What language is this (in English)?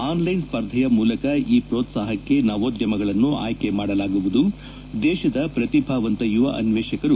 Kannada